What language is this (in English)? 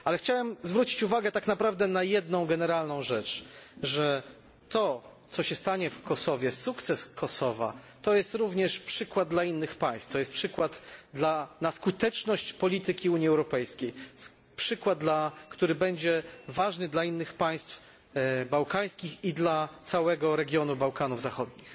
Polish